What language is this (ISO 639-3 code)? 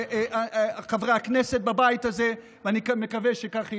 heb